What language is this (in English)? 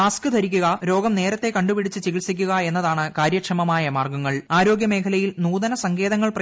Malayalam